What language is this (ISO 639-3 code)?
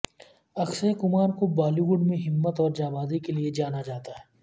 urd